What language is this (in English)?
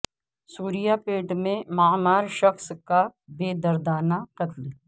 Urdu